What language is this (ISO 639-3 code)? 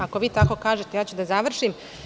srp